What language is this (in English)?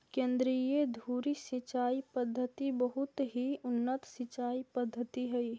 Magahi